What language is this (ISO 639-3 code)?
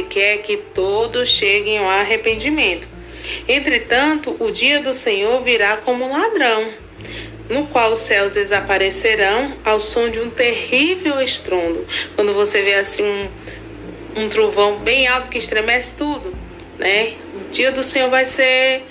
por